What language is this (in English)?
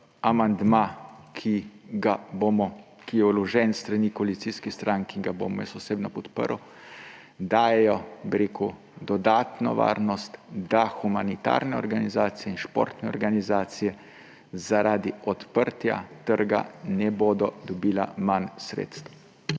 Slovenian